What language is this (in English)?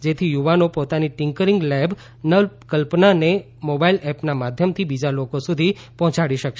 Gujarati